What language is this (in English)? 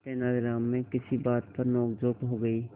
Hindi